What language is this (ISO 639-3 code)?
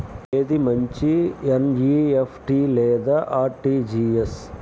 tel